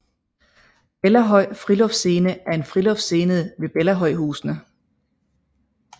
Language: Danish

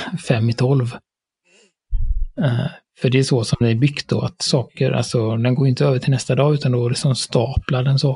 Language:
Swedish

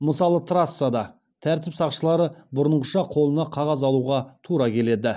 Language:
Kazakh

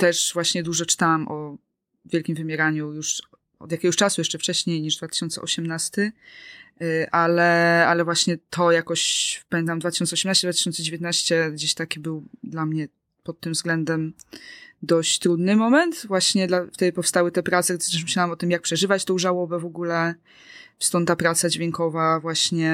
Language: Polish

